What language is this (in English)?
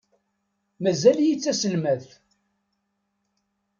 Kabyle